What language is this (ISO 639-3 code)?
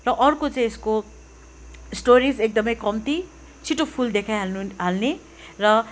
nep